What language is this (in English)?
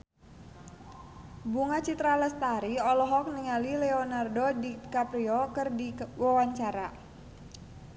Sundanese